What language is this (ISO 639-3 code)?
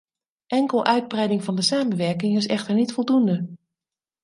nld